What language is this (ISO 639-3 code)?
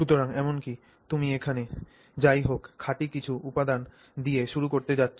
ben